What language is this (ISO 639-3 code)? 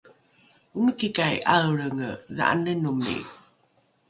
dru